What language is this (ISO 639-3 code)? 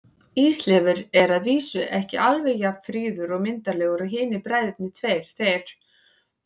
isl